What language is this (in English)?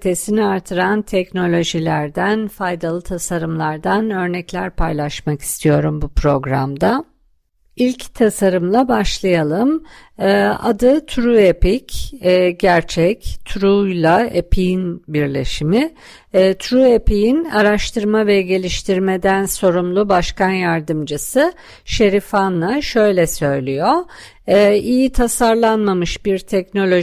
Turkish